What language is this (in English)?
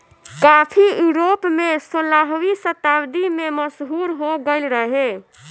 Bhojpuri